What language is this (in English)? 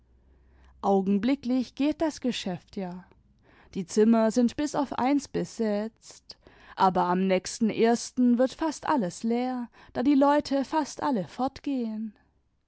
German